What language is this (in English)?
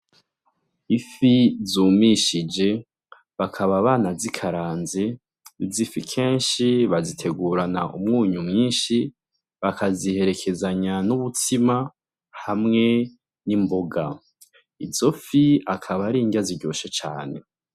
Rundi